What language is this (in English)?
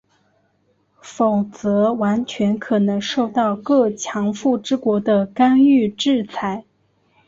Chinese